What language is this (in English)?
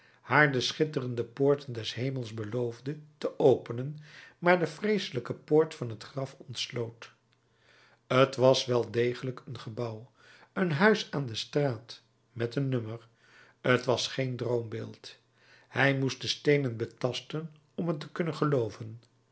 Dutch